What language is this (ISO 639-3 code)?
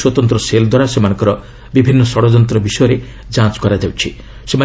ori